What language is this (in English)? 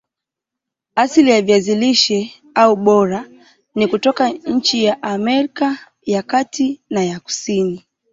Swahili